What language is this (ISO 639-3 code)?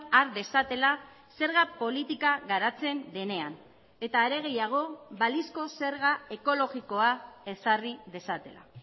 eus